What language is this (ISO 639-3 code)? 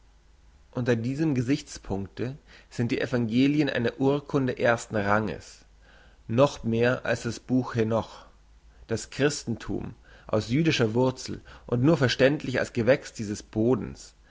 deu